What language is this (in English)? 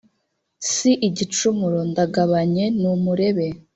Kinyarwanda